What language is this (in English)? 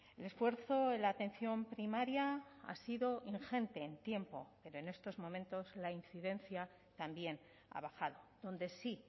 Spanish